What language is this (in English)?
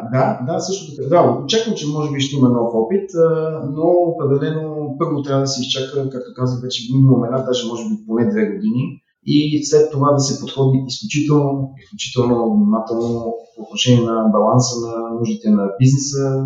Bulgarian